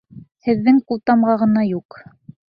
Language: Bashkir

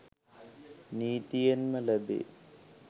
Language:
Sinhala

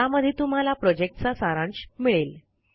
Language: Marathi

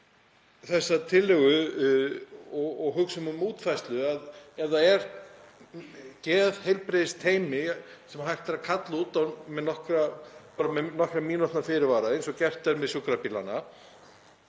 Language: Icelandic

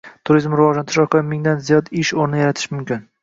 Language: Uzbek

